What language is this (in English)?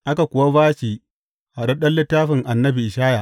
Hausa